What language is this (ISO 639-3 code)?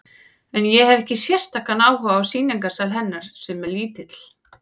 isl